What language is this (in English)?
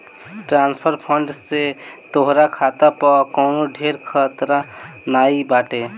Bhojpuri